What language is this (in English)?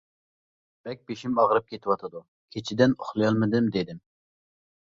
Uyghur